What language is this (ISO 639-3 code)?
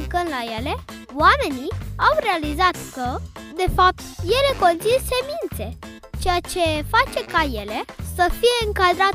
ron